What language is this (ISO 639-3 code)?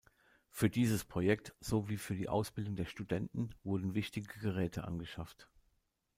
deu